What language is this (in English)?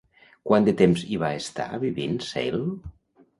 Catalan